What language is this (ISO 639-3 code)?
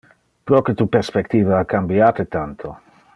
ina